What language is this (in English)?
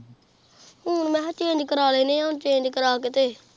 Punjabi